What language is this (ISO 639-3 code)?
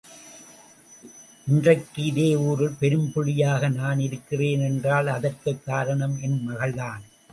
tam